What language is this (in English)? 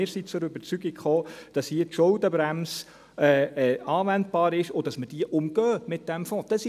Swiss German